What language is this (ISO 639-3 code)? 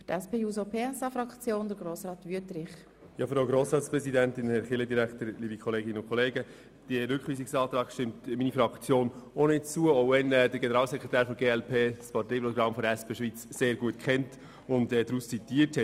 gsw